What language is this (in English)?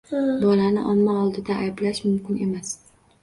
Uzbek